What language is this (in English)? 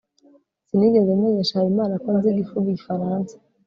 Kinyarwanda